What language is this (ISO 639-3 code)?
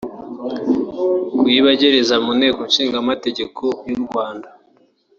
kin